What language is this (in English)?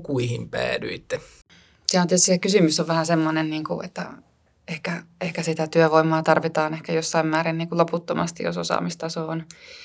Finnish